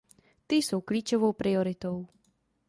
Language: Czech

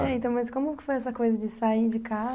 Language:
Portuguese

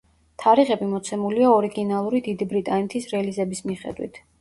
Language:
Georgian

